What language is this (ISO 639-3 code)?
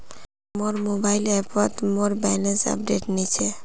mag